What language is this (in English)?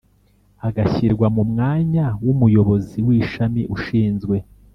Kinyarwanda